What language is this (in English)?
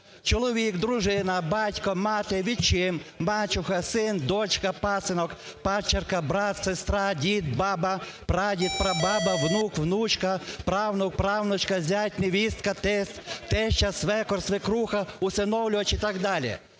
Ukrainian